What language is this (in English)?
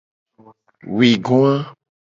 Gen